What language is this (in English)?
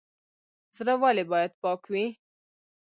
Pashto